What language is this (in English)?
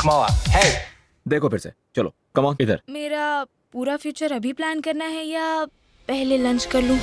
Hindi